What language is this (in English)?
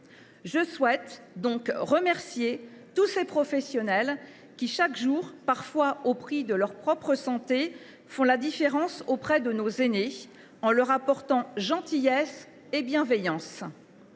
French